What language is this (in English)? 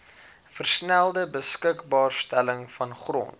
Afrikaans